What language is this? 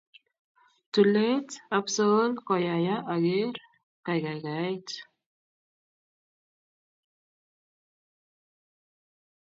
Kalenjin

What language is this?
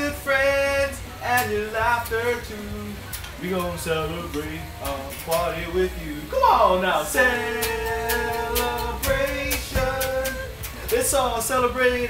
English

